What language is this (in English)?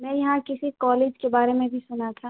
Urdu